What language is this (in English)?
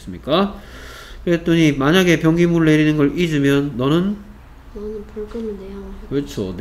Korean